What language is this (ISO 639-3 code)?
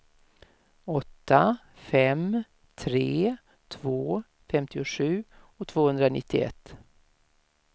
swe